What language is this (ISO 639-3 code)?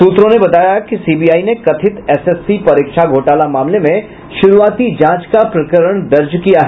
hin